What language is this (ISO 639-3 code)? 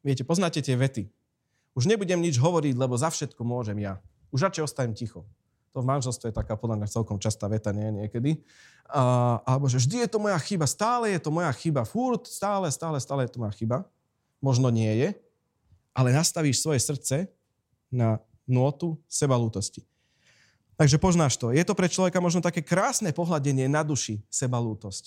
slk